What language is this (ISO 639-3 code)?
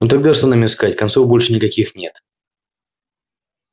rus